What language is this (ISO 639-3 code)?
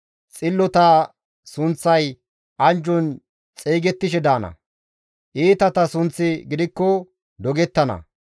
gmv